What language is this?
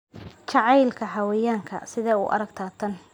Somali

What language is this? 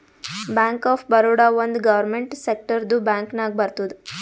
Kannada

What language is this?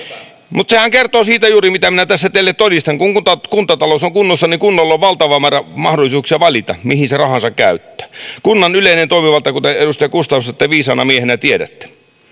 Finnish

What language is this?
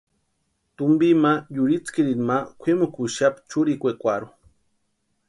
Western Highland Purepecha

